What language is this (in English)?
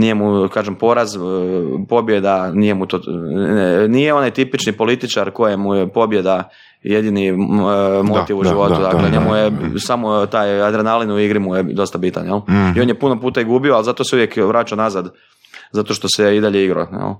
Croatian